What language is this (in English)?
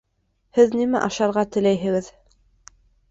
Bashkir